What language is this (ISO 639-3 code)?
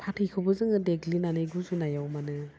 brx